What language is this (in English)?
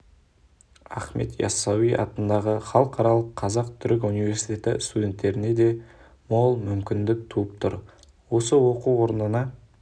Kazakh